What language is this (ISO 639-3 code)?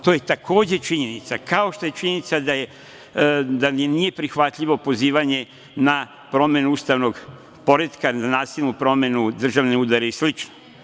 srp